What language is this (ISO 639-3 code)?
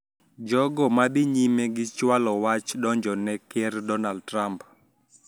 luo